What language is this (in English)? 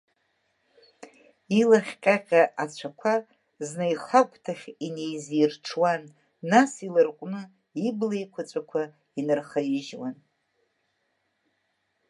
Abkhazian